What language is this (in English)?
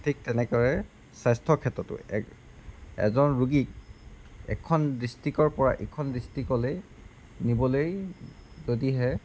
Assamese